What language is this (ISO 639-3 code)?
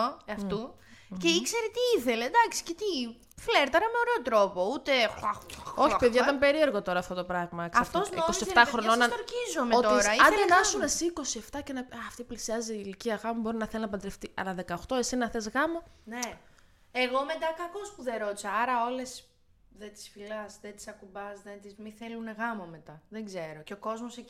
ell